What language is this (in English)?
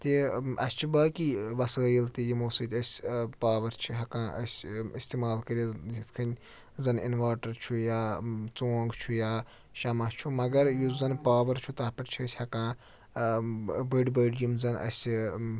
Kashmiri